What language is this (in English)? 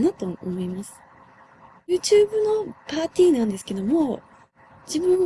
Japanese